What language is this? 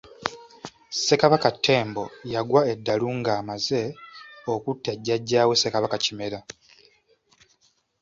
Ganda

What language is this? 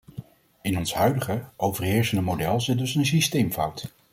Dutch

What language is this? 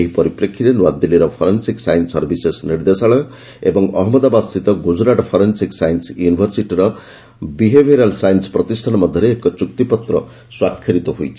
Odia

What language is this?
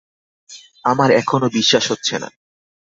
Bangla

